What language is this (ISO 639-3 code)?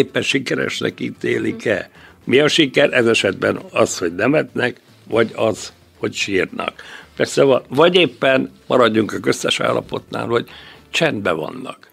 hun